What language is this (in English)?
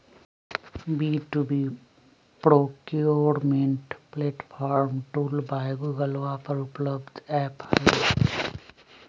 Magahi